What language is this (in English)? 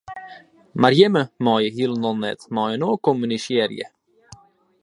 Western Frisian